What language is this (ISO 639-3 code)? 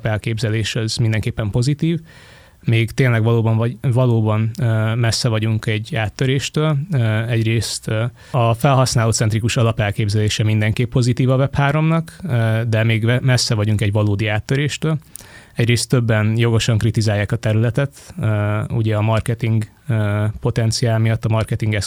hun